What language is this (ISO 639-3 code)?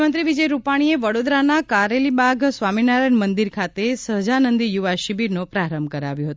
guj